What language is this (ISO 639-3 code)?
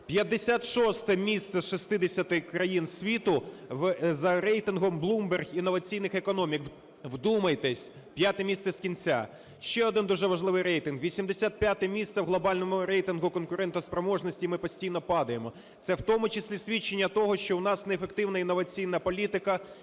ukr